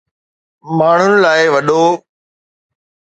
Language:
Sindhi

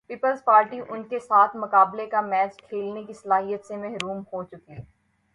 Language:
Urdu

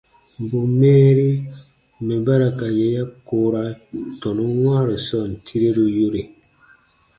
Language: Baatonum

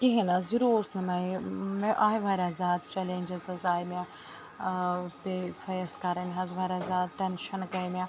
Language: Kashmiri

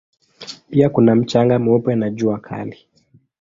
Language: Swahili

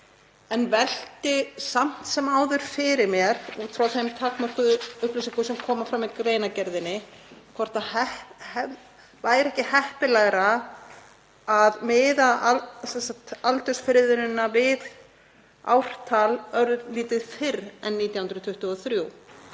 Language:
Icelandic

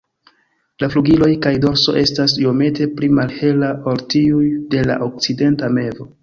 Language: Esperanto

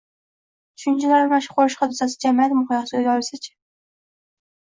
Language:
Uzbek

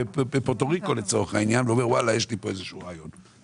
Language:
Hebrew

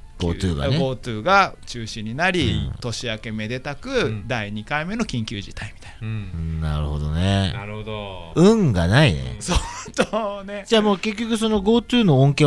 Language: Japanese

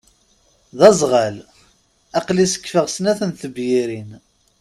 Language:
Kabyle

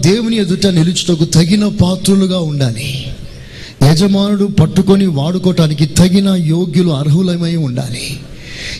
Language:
Telugu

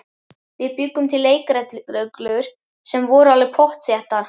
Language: Icelandic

